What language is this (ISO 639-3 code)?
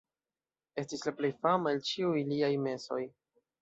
epo